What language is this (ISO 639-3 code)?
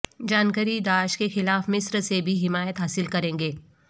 urd